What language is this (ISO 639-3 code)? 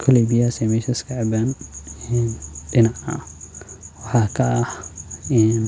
som